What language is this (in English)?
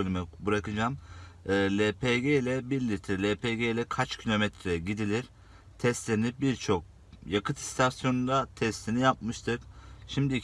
Turkish